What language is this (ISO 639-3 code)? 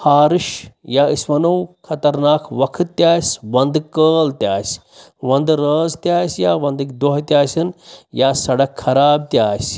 kas